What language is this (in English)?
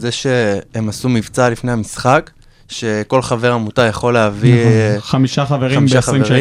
Hebrew